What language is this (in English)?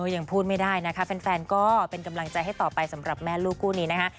Thai